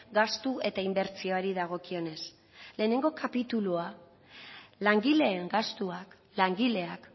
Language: Basque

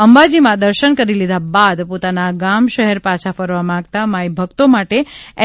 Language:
Gujarati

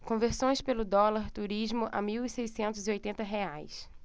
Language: Portuguese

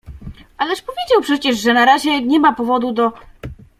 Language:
Polish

